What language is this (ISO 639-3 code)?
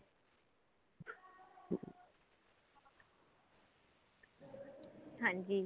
pan